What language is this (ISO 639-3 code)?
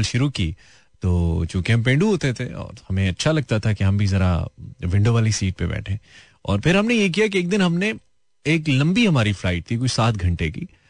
hin